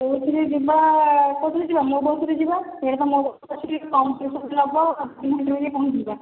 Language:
Odia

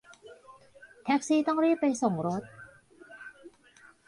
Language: Thai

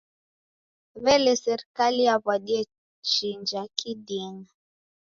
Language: Taita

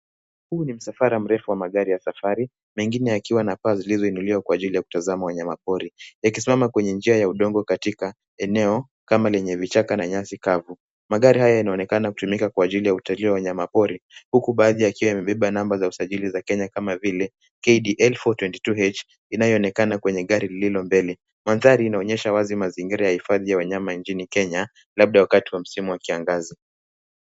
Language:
Swahili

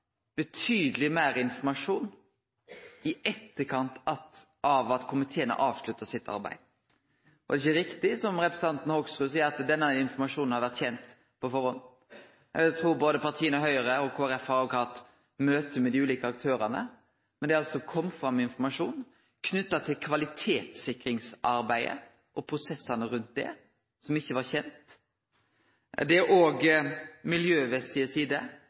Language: Norwegian Nynorsk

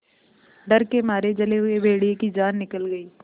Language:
Hindi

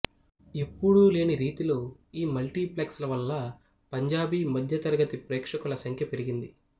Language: Telugu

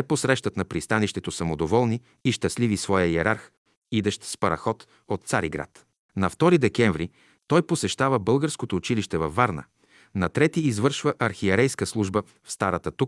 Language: Bulgarian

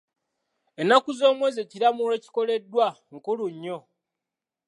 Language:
Ganda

